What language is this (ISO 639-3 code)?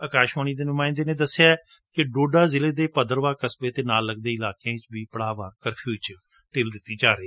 pan